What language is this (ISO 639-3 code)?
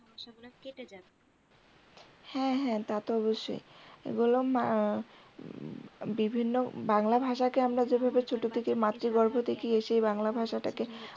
ben